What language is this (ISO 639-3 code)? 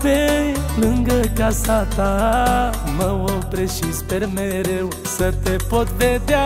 ron